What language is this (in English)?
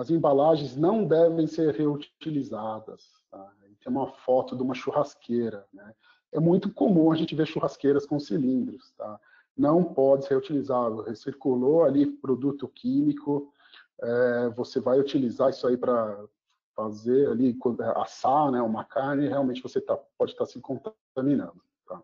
Portuguese